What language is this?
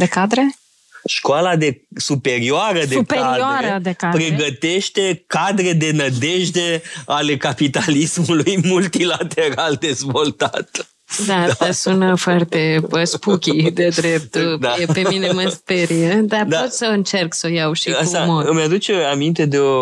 Romanian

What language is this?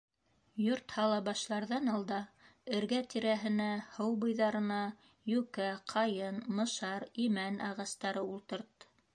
Bashkir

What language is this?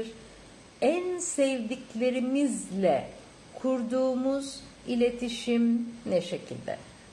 Turkish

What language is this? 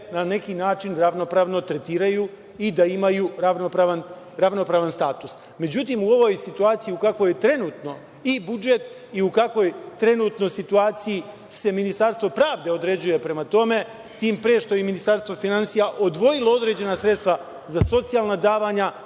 Serbian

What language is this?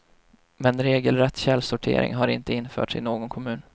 Swedish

